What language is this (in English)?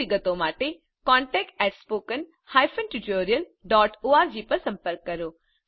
Gujarati